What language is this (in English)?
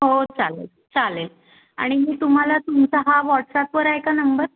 Marathi